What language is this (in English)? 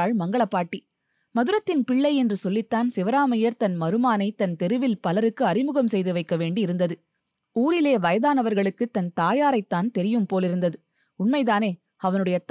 Tamil